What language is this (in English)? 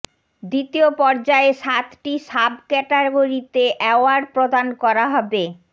Bangla